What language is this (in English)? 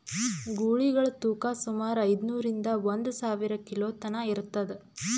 Kannada